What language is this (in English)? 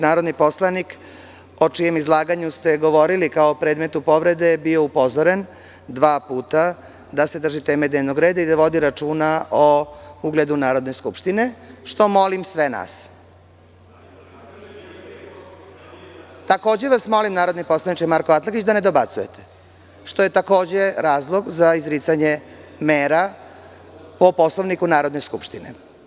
Serbian